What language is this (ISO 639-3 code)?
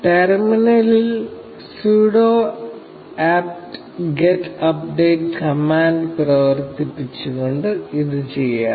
mal